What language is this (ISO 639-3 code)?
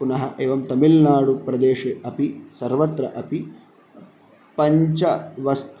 san